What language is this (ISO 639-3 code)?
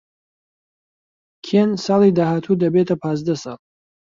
ckb